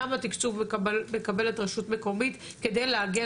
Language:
Hebrew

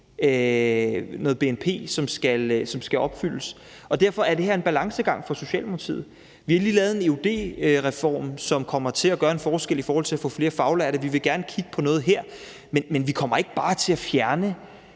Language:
Danish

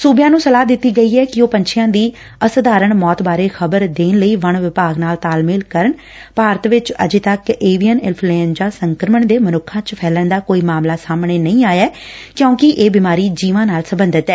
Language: Punjabi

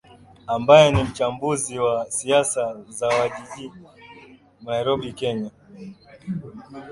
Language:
Swahili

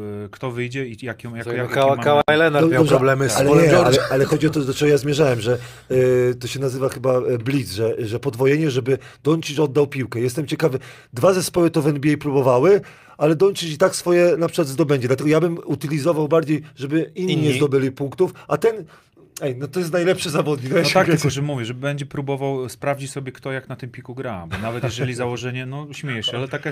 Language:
Polish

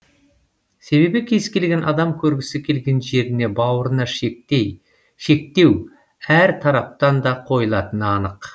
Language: Kazakh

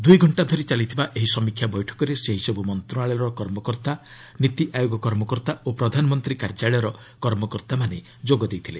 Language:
Odia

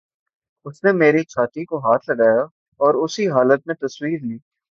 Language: Urdu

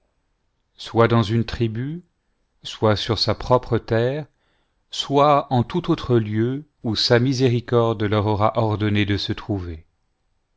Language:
French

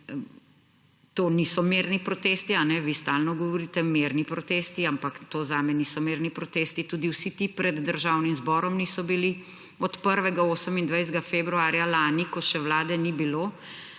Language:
Slovenian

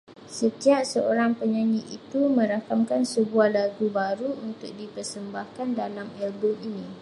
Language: Malay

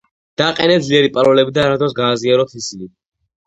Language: Georgian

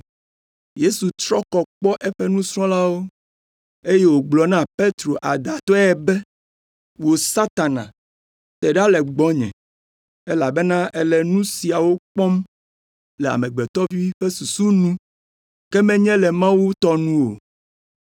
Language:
Ewe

